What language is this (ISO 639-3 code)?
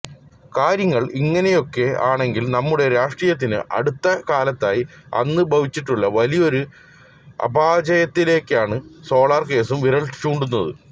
mal